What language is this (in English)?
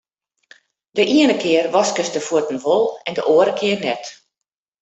Western Frisian